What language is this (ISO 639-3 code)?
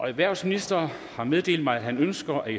dan